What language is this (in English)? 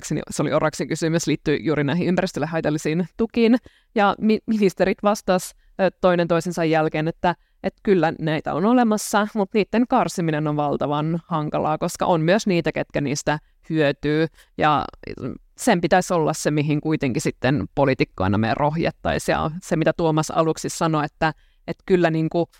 Finnish